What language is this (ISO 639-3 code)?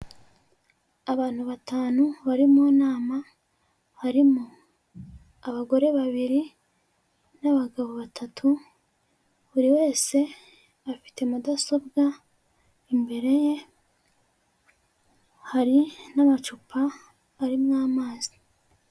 kin